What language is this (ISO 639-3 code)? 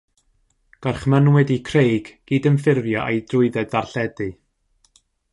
cym